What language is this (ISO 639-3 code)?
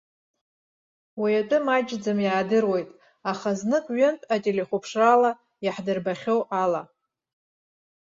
abk